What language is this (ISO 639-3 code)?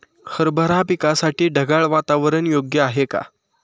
mar